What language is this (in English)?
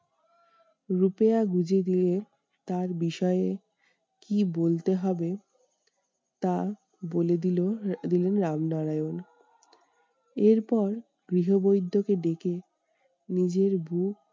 Bangla